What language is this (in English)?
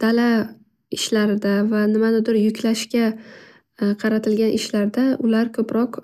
Uzbek